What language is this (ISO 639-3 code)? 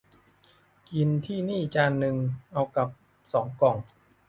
tha